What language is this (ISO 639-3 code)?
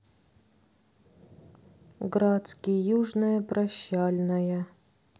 rus